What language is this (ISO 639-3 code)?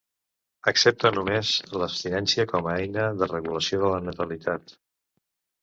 cat